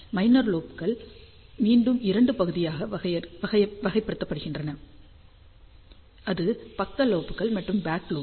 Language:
Tamil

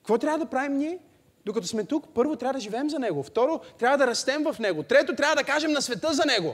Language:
Bulgarian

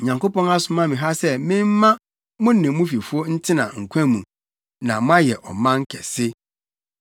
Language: Akan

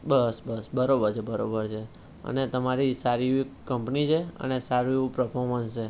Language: Gujarati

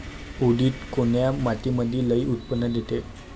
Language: Marathi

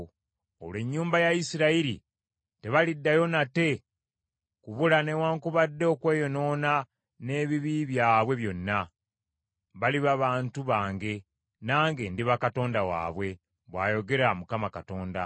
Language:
Ganda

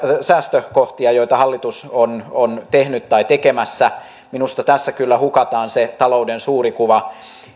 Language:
Finnish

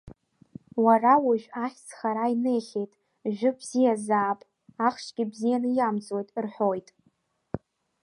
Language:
Abkhazian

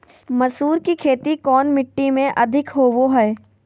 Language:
Magahi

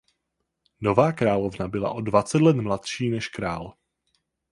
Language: Czech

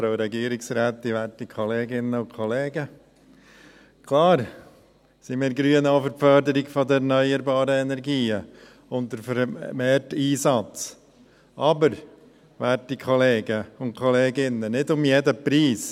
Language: Swiss German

